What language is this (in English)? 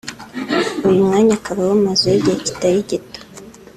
Kinyarwanda